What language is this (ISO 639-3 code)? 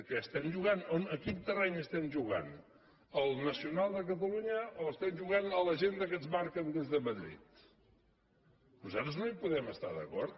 cat